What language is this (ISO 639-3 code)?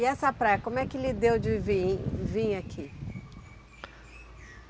por